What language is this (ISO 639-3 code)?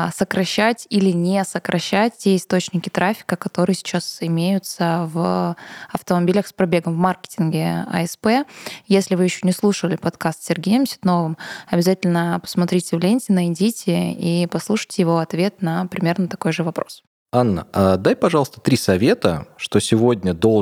rus